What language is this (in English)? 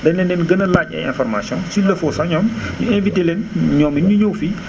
Wolof